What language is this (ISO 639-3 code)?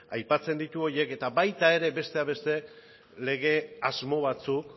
eus